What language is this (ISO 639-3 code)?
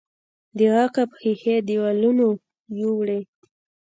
pus